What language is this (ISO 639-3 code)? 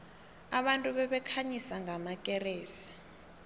nbl